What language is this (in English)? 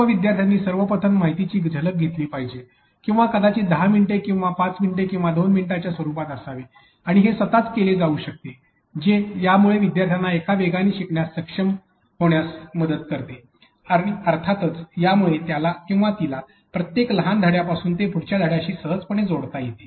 Marathi